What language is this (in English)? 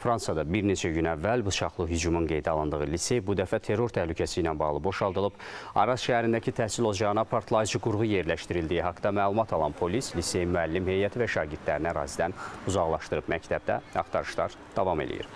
Turkish